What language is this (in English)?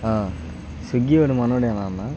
Telugu